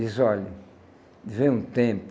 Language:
Portuguese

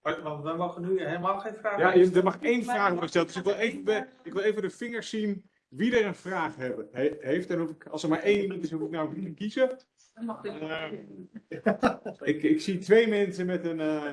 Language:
Dutch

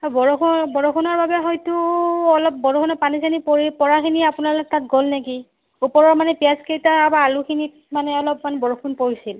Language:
Assamese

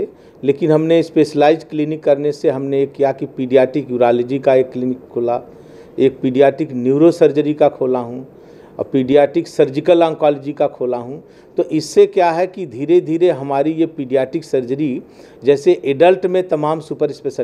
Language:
Hindi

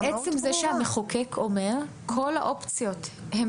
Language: Hebrew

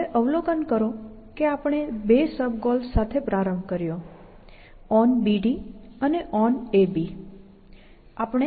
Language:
Gujarati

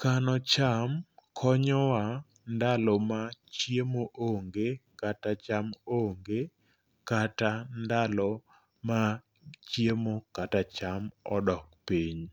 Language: Luo (Kenya and Tanzania)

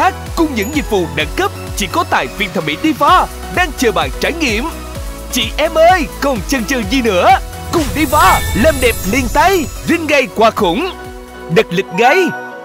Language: Vietnamese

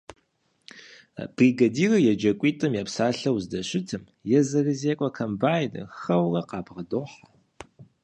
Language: Kabardian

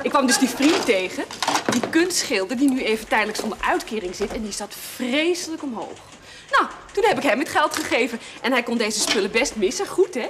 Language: Dutch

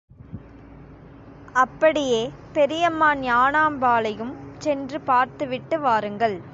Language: Tamil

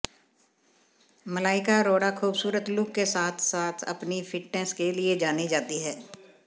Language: Hindi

